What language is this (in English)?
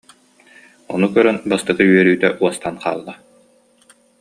Yakut